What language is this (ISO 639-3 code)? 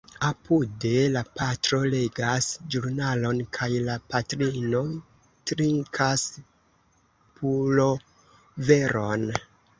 epo